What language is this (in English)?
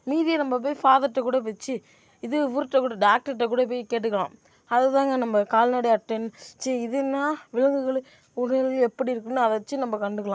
Tamil